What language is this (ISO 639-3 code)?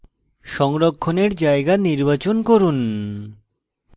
ben